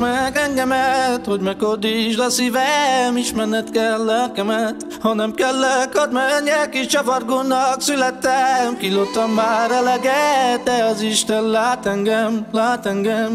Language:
Hungarian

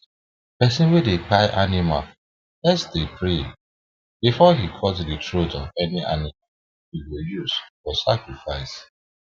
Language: Nigerian Pidgin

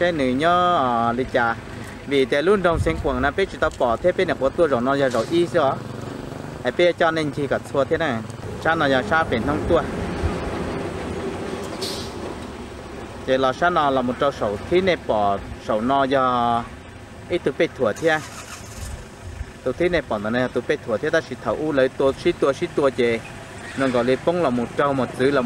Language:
Thai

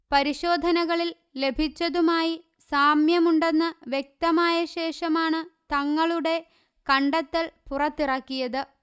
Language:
Malayalam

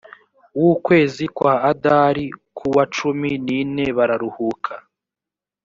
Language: Kinyarwanda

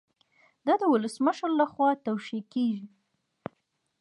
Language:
Pashto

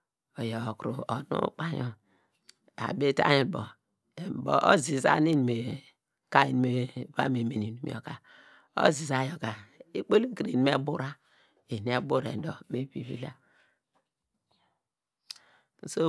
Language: Degema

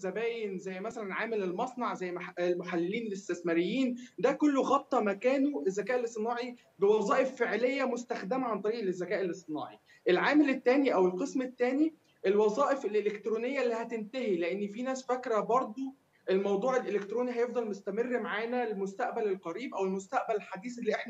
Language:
Arabic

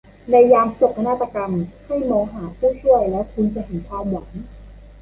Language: Thai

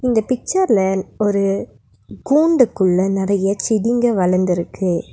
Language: Tamil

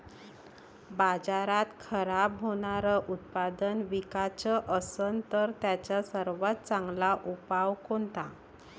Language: Marathi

